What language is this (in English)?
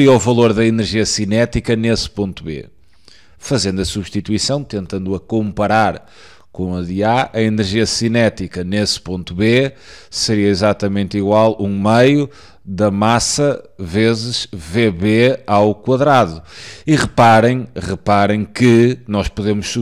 Portuguese